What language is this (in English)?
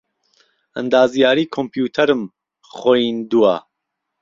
Central Kurdish